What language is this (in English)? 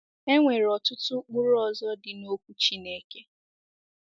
Igbo